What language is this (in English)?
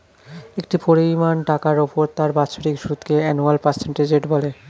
Bangla